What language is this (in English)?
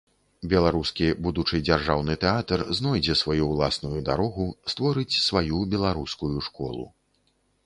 Belarusian